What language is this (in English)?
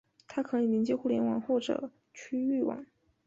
Chinese